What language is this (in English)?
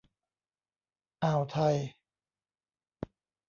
Thai